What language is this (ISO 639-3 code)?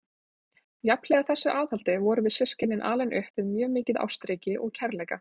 isl